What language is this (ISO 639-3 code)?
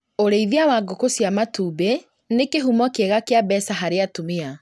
kik